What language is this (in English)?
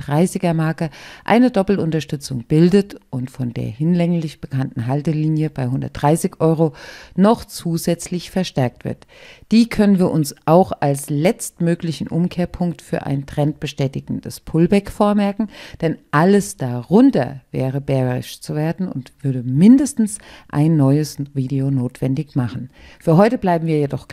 German